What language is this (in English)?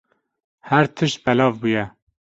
Kurdish